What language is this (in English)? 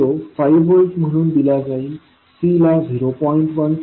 Marathi